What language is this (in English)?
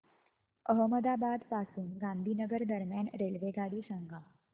Marathi